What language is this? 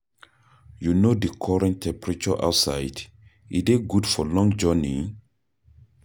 Nigerian Pidgin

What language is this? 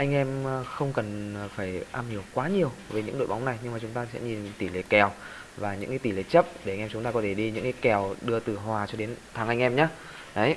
Vietnamese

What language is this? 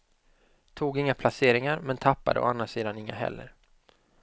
Swedish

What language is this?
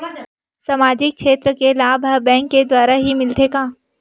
Chhattisgarhi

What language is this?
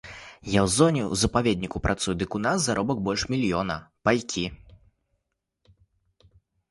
Belarusian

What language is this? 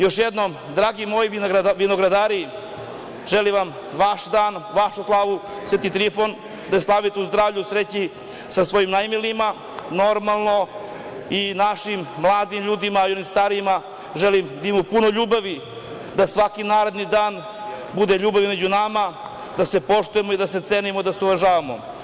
Serbian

